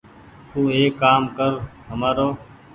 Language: Goaria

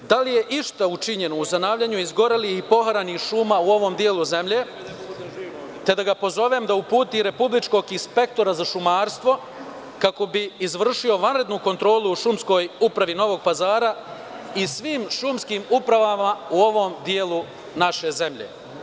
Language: Serbian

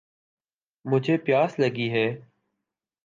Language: Urdu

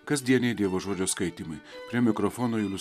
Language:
Lithuanian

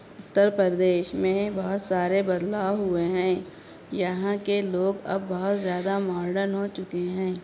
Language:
Urdu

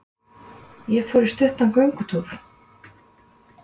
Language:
Icelandic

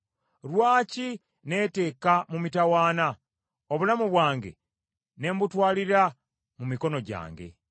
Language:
Ganda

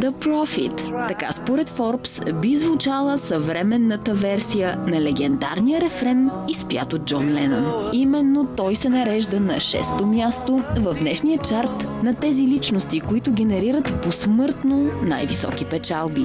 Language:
Bulgarian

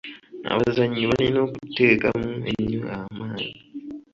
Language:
Ganda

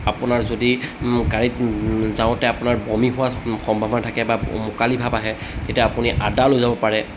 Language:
Assamese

